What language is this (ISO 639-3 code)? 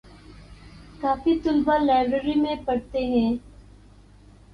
urd